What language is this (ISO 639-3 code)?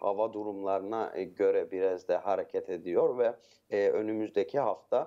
tur